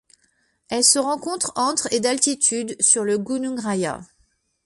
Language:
French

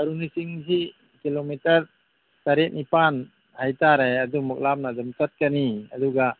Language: Manipuri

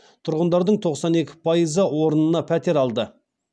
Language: Kazakh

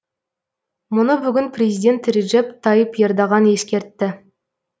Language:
Kazakh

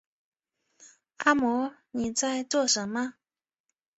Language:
Chinese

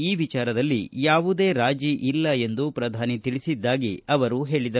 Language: Kannada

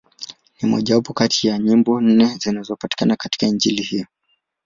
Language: Swahili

